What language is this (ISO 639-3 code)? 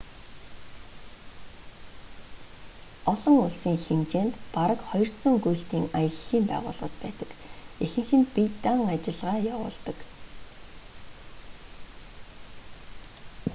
mon